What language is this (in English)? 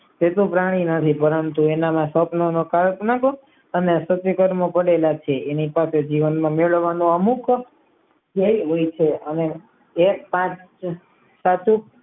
Gujarati